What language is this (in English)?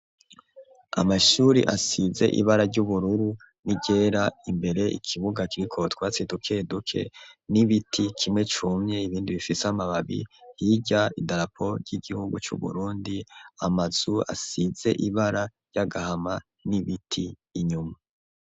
Rundi